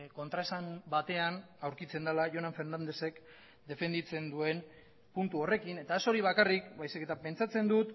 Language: Basque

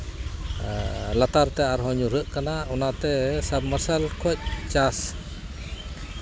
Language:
Santali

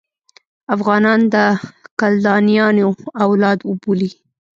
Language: Pashto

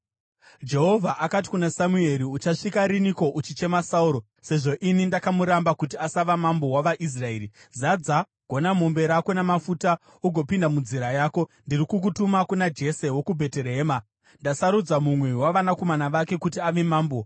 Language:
Shona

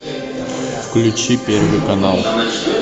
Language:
Russian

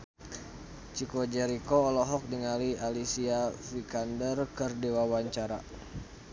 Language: Sundanese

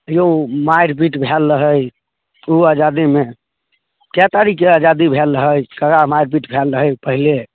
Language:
Maithili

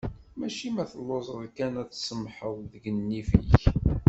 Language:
Kabyle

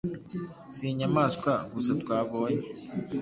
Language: Kinyarwanda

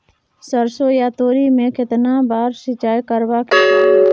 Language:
Maithili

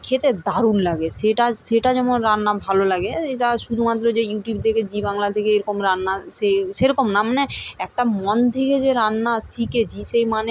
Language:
Bangla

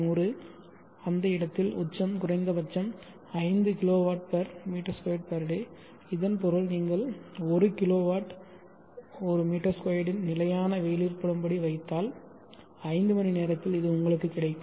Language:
Tamil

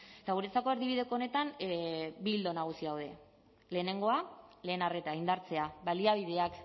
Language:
Basque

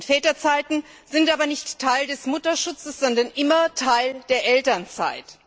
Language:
German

